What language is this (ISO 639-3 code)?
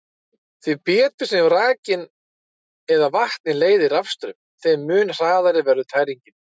isl